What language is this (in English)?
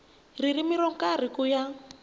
Tsonga